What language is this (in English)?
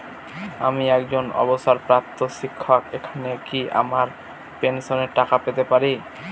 Bangla